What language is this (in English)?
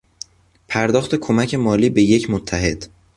Persian